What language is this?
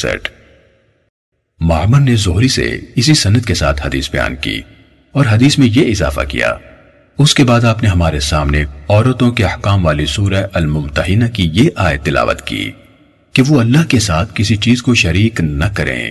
Urdu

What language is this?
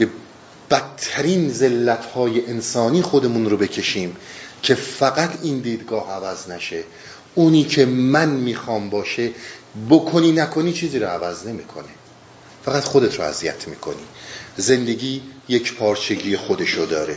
Persian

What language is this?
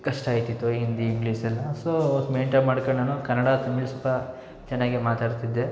Kannada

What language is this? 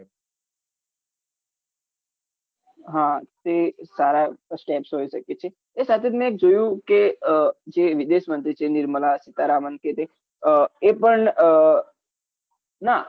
Gujarati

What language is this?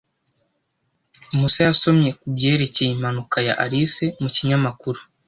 Kinyarwanda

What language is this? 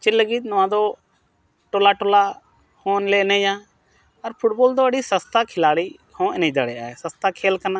Santali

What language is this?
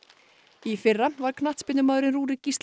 Icelandic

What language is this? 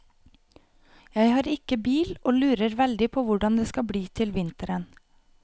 Norwegian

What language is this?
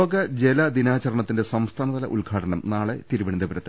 Malayalam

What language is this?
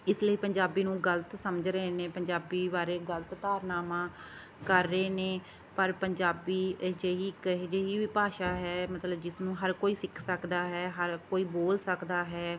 Punjabi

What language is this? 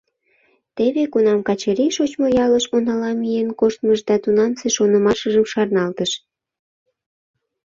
Mari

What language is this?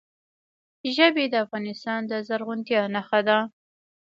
Pashto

